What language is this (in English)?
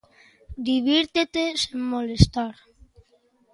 Galician